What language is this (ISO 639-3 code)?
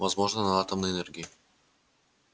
rus